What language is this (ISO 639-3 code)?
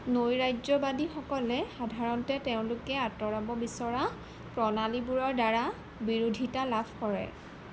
asm